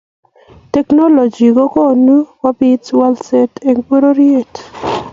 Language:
Kalenjin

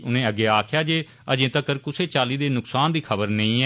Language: Dogri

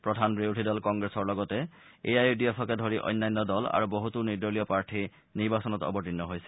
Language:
Assamese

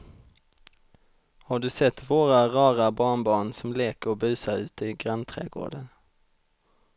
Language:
Swedish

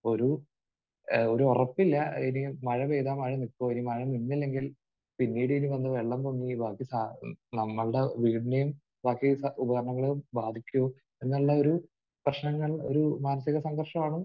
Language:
Malayalam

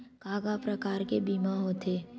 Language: Chhattisgarhi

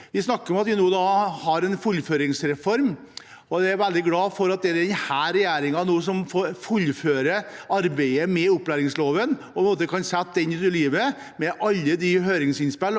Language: Norwegian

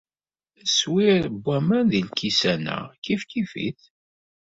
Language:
Kabyle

